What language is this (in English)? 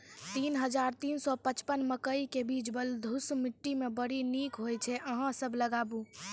Maithili